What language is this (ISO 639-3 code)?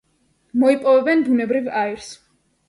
kat